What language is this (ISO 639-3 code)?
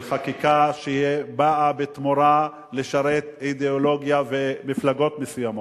heb